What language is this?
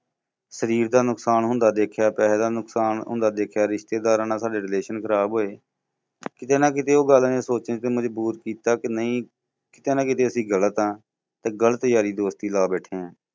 Punjabi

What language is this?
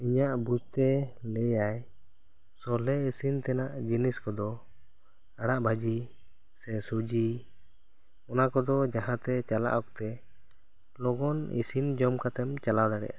Santali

